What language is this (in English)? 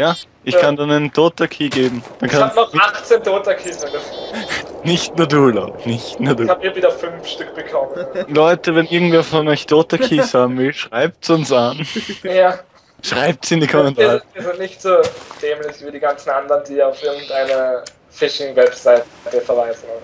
German